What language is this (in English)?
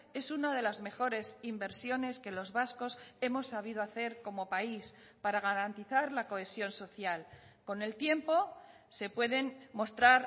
Spanish